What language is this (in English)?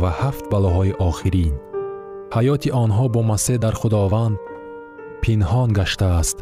Persian